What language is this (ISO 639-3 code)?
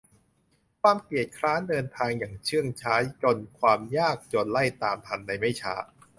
tha